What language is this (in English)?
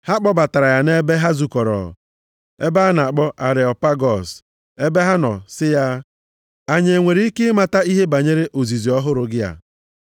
Igbo